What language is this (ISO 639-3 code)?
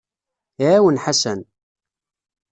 kab